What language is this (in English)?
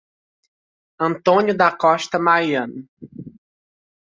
Portuguese